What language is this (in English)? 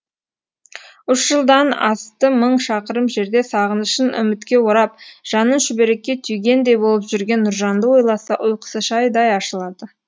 Kazakh